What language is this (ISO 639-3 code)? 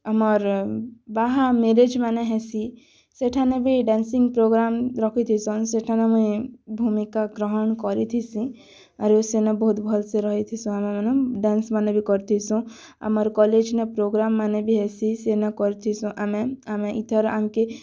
ori